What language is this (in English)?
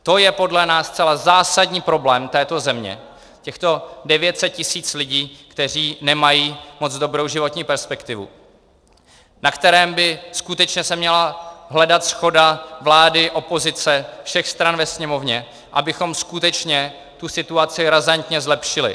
Czech